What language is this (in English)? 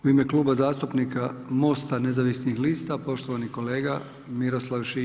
Croatian